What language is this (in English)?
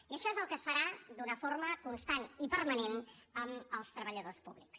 Catalan